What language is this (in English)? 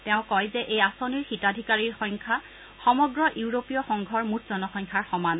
Assamese